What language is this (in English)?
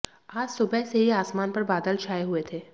Hindi